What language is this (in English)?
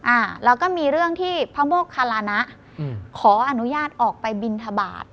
Thai